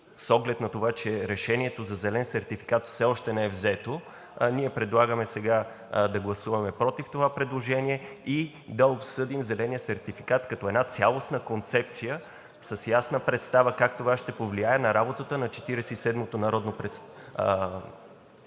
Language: Bulgarian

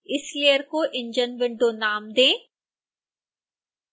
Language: Hindi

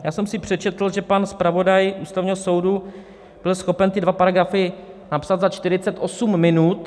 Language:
Czech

